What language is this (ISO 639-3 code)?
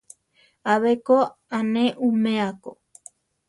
tar